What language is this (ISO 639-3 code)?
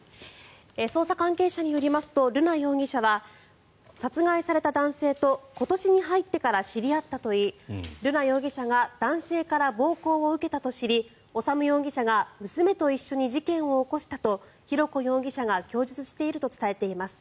jpn